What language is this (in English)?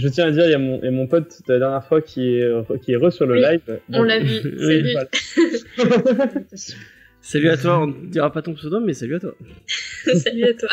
French